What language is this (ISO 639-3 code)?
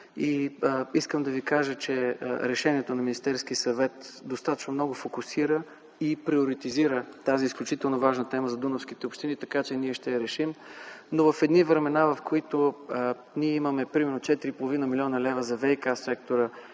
bul